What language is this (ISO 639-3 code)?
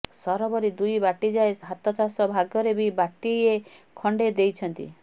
ori